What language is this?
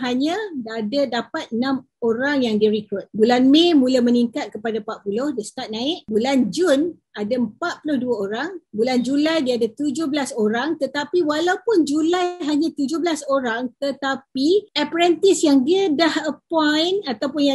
Malay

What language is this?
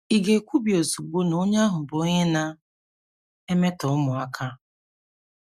Igbo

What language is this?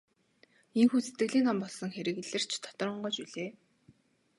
Mongolian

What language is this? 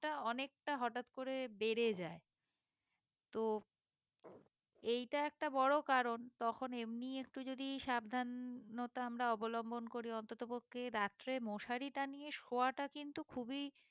Bangla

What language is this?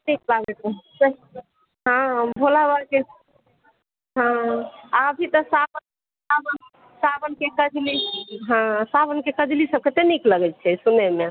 Maithili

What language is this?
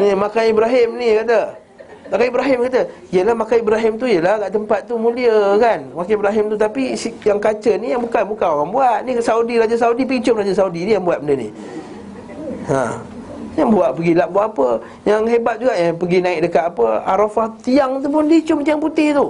Malay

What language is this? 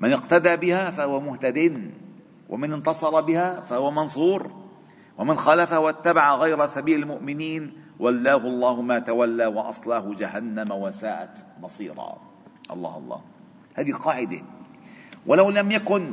Arabic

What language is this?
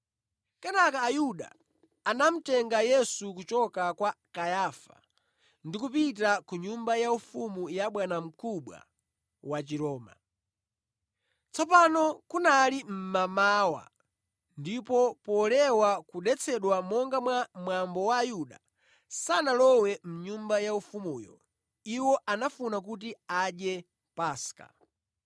Nyanja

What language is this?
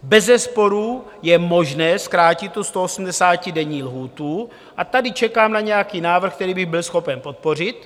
Czech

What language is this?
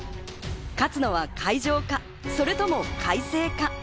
Japanese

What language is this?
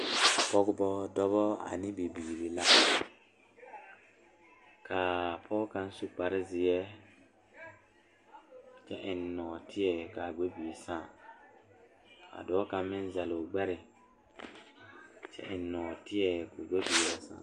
Southern Dagaare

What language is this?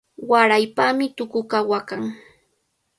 Cajatambo North Lima Quechua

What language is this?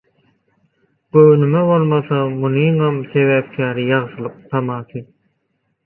Turkmen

